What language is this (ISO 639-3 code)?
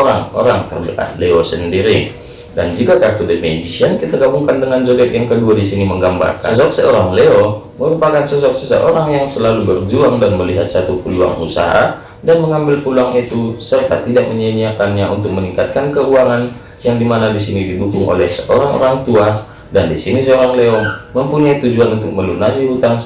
ind